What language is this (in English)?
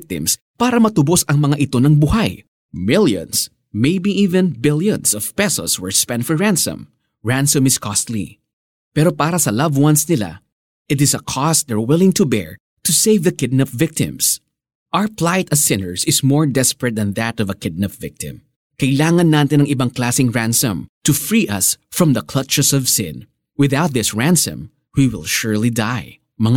Filipino